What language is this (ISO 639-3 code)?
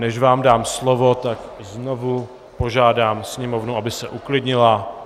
ces